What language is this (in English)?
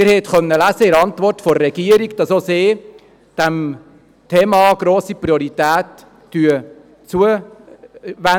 Swiss German